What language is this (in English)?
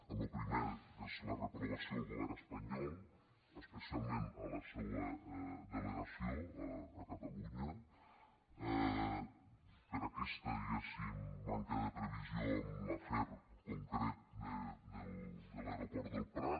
Catalan